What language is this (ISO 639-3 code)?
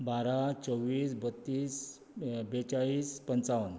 kok